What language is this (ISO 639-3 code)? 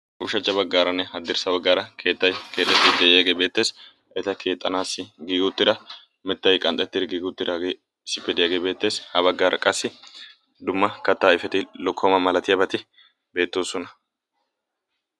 wal